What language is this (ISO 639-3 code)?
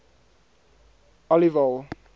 afr